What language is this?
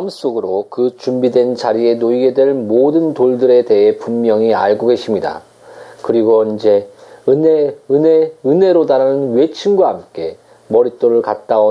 Korean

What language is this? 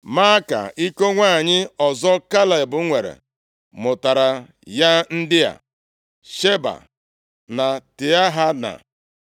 Igbo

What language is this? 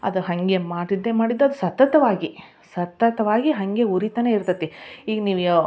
Kannada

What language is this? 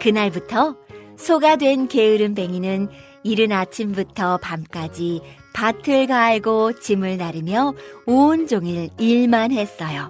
Korean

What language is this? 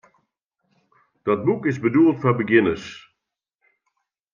Western Frisian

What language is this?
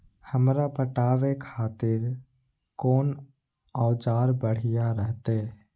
Maithili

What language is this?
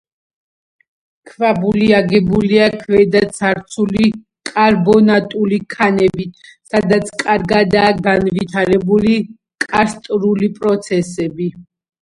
Georgian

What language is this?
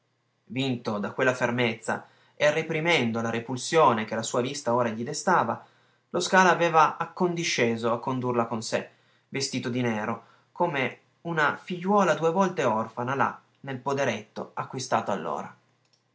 Italian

